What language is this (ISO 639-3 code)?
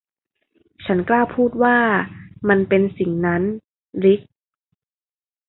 tha